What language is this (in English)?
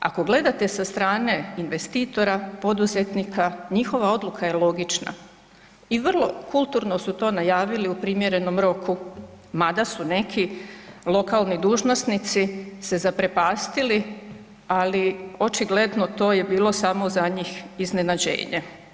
Croatian